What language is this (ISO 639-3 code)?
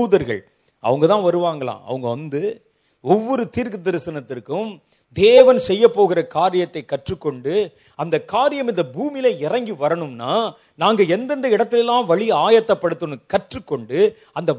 tam